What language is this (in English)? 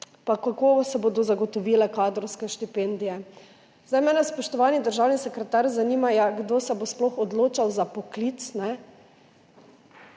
Slovenian